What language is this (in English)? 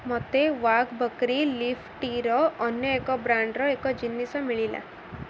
Odia